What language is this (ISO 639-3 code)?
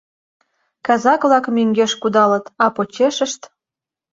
chm